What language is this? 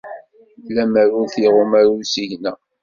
Kabyle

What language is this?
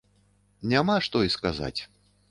Belarusian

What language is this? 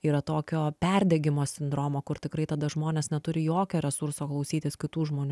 Lithuanian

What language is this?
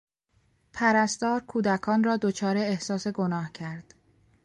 Persian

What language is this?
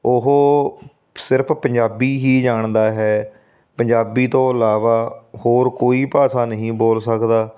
Punjabi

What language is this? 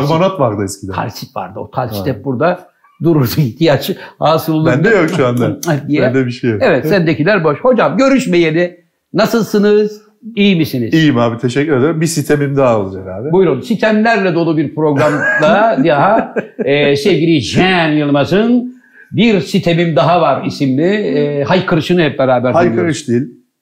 Turkish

